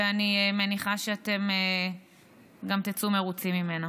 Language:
Hebrew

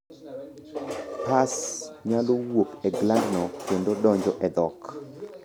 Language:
Luo (Kenya and Tanzania)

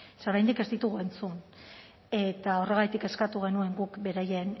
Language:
Basque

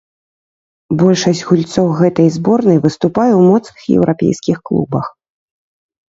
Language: Belarusian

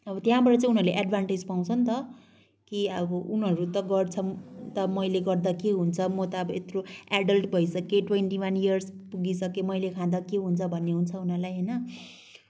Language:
Nepali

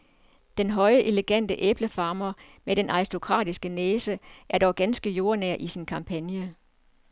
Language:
Danish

